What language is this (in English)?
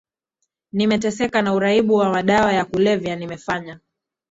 Swahili